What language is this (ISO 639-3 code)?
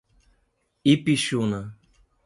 por